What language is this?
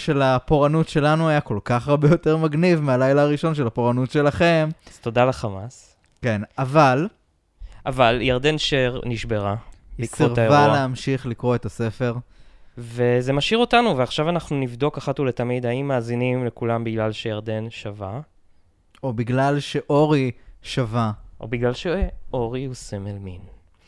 Hebrew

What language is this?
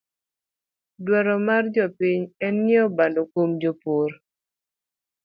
Luo (Kenya and Tanzania)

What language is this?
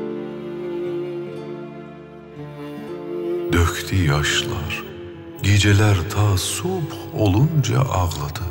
Turkish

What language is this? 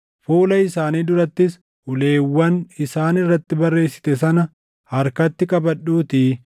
Oromo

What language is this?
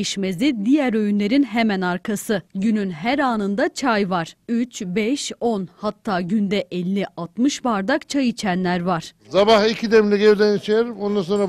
Turkish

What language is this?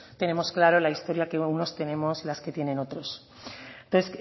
Spanish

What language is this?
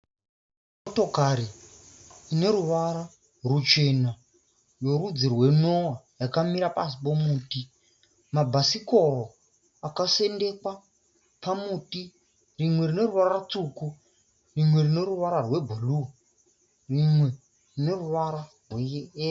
Shona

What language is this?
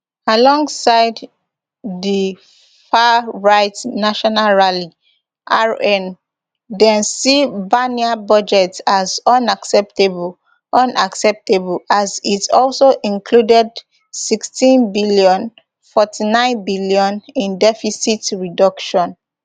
Nigerian Pidgin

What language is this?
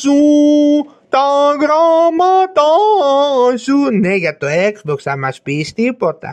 Greek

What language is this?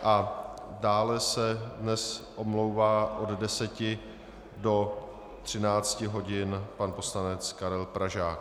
Czech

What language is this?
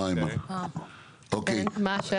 Hebrew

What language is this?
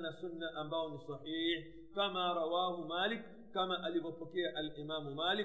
Swahili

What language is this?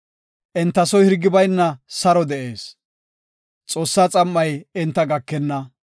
Gofa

